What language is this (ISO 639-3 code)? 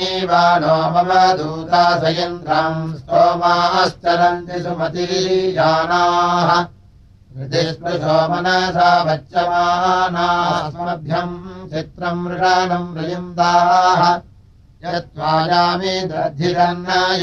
rus